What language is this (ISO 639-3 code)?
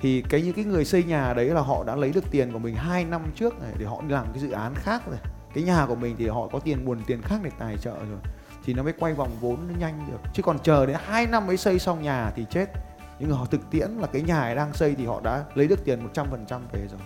vie